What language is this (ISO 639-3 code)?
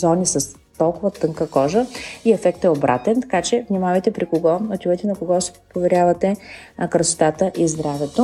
bul